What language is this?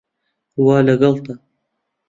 Central Kurdish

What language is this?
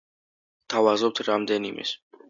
Georgian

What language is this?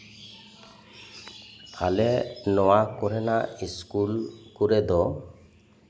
Santali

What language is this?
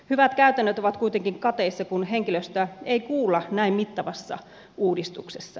Finnish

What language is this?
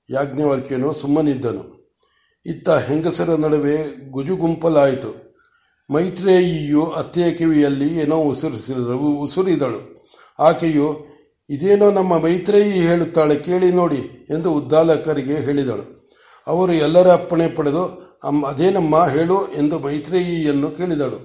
Kannada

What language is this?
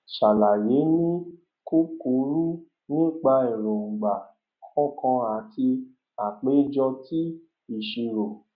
Yoruba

